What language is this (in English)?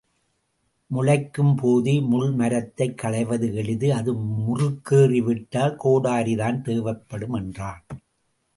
Tamil